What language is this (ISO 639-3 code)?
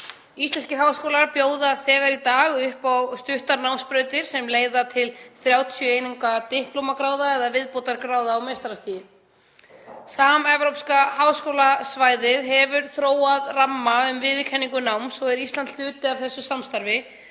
isl